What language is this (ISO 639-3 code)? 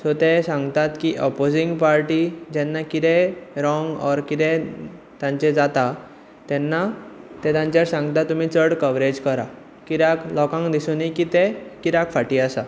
kok